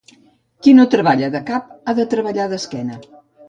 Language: Catalan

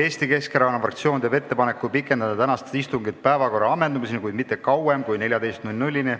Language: Estonian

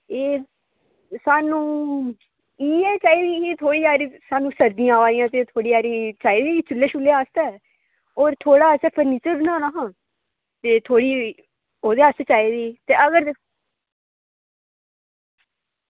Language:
Dogri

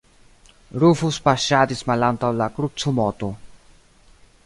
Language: Esperanto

